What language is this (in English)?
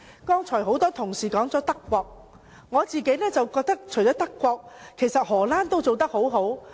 Cantonese